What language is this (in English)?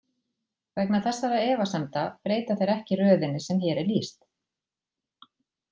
Icelandic